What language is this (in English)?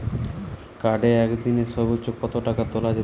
Bangla